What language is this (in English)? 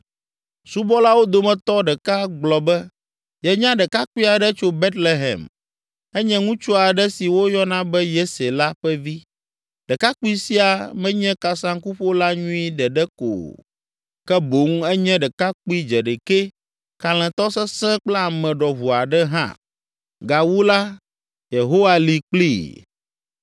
Ewe